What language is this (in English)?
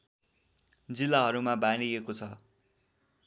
Nepali